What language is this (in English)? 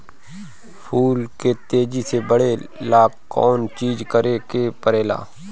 Bhojpuri